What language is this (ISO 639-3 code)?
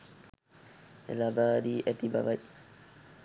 sin